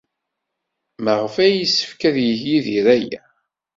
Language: Kabyle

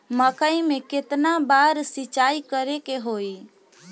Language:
Bhojpuri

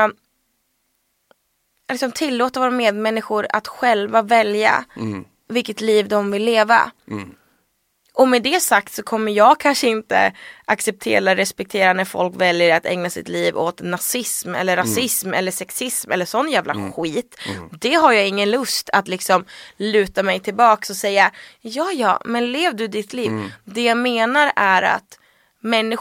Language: Swedish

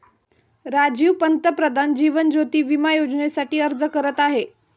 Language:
Marathi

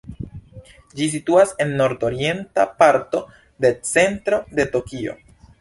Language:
Esperanto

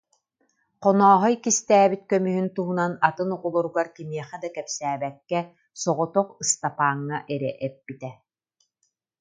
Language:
Yakut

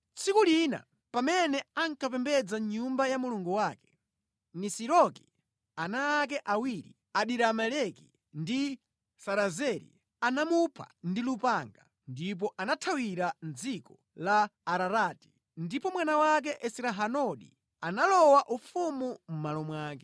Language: Nyanja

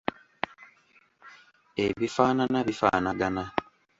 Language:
Ganda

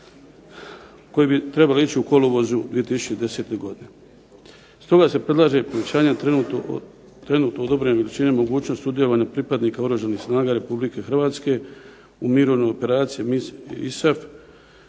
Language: Croatian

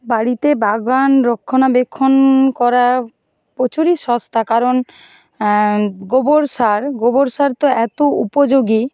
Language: Bangla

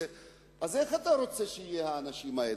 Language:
Hebrew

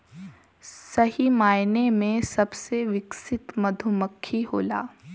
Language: Bhojpuri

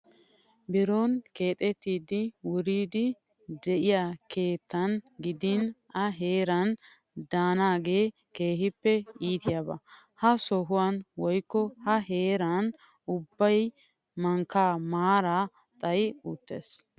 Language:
Wolaytta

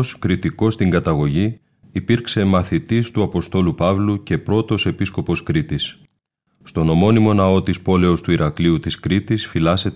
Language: Greek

